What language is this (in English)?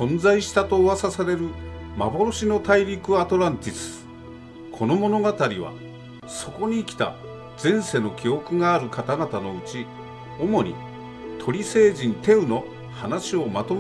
Japanese